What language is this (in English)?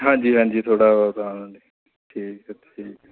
Dogri